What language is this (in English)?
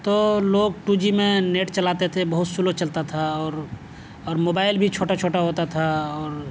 Urdu